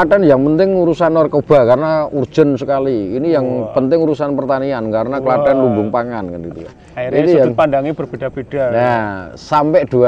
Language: Indonesian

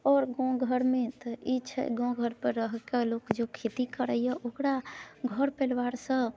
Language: Maithili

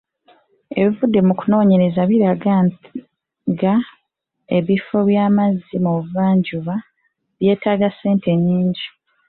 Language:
Ganda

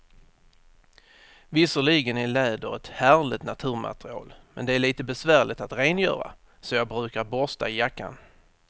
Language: Swedish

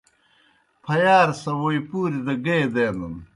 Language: Kohistani Shina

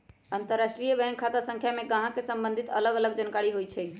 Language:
Magahi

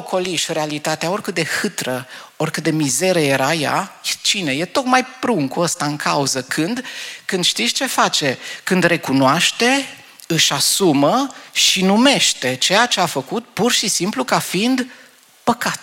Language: Romanian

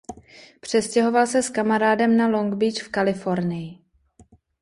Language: Czech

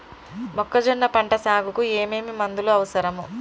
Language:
Telugu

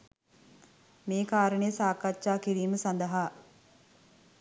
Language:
Sinhala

